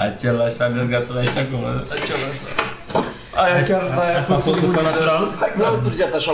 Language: Romanian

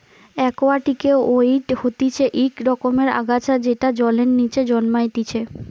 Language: Bangla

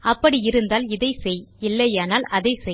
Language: Tamil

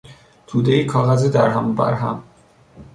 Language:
Persian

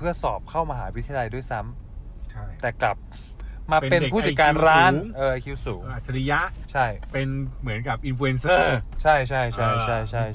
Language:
Thai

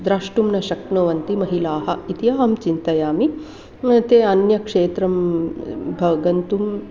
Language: Sanskrit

